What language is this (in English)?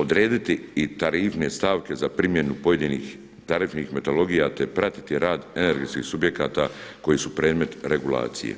Croatian